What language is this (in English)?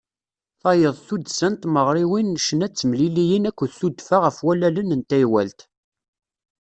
Kabyle